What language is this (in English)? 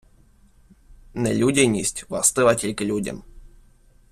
Ukrainian